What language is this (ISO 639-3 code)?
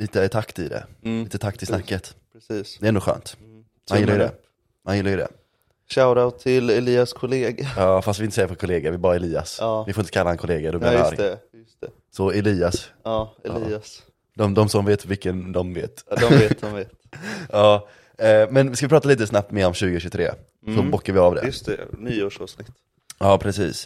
swe